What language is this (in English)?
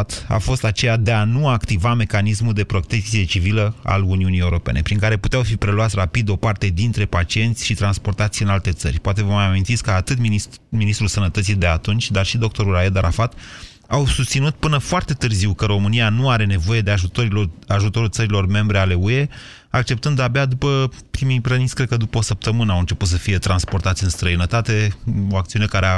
Romanian